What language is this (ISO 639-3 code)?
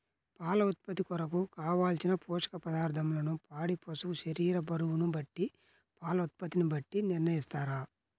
tel